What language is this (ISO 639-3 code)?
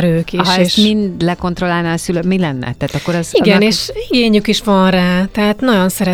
hun